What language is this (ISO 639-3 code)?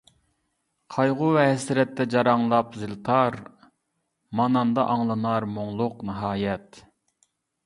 uig